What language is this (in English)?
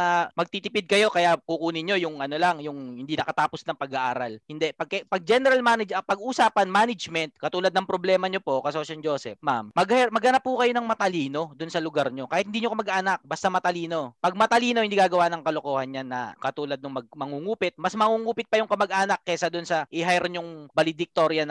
Filipino